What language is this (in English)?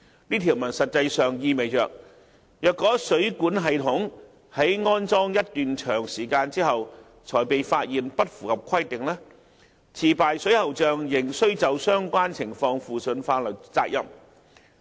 Cantonese